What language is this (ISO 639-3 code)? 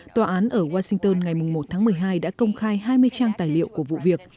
vie